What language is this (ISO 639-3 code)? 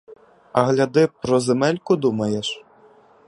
ukr